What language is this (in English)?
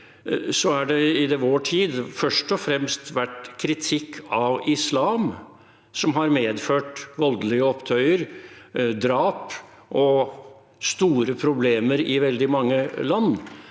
Norwegian